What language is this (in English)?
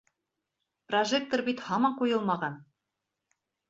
Bashkir